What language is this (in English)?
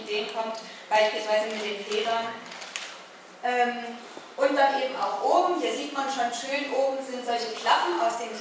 German